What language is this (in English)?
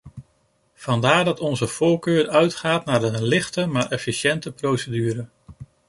Dutch